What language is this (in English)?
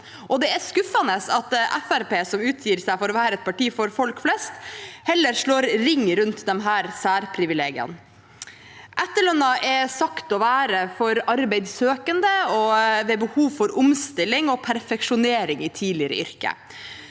Norwegian